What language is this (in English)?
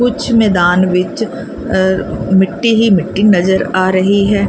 Punjabi